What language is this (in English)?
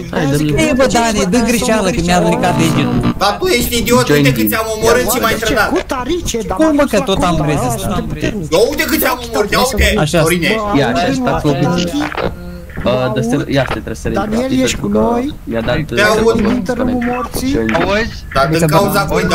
Romanian